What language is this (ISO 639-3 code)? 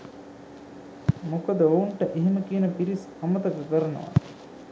sin